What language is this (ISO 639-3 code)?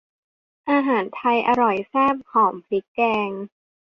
tha